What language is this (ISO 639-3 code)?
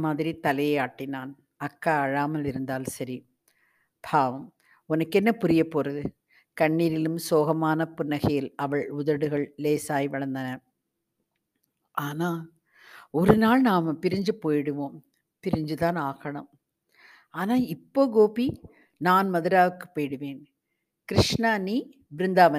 tam